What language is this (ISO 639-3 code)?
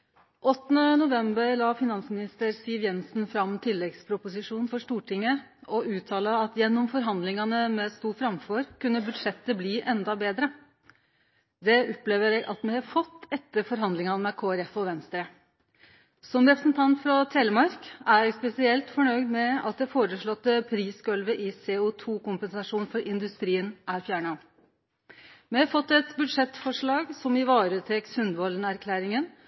nno